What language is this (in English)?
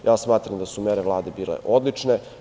Serbian